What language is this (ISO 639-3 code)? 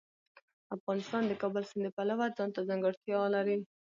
pus